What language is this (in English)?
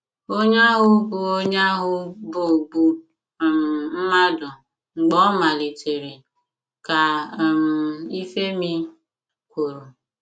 Igbo